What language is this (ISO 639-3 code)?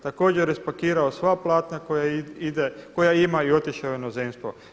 hrv